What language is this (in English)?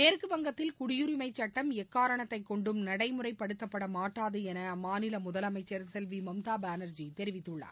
Tamil